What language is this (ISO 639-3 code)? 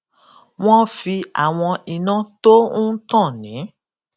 yor